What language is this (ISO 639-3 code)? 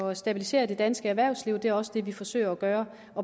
dan